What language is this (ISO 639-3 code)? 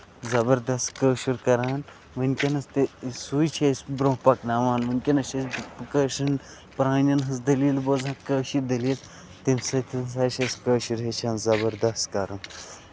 kas